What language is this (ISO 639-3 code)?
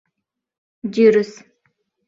chm